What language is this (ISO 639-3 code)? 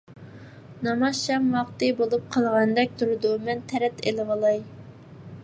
uig